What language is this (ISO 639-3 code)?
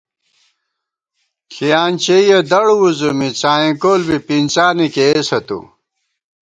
gwt